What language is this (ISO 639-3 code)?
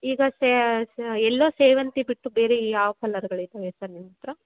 kan